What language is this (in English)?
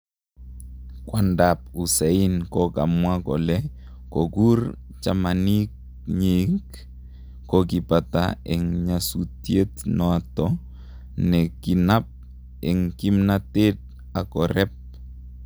Kalenjin